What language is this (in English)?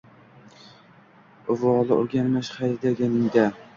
Uzbek